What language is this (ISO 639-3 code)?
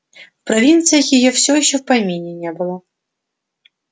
rus